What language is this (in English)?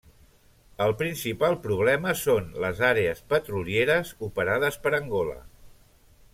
Catalan